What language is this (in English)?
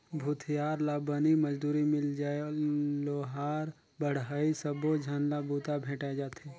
Chhattisgarhi